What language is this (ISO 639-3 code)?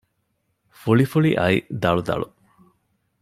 div